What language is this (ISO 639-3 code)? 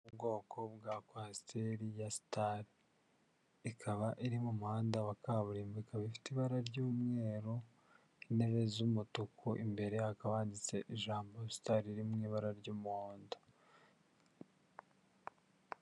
kin